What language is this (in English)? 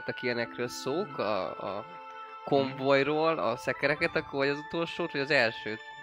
Hungarian